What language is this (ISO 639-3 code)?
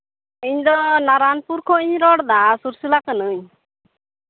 sat